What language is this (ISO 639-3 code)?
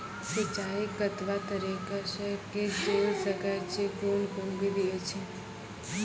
mai